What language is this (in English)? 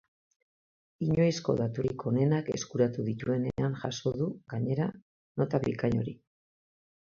Basque